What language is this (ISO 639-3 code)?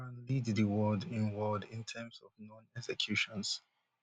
pcm